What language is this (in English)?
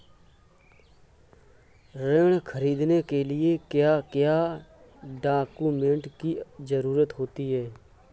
Hindi